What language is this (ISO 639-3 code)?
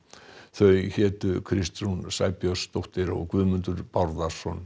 isl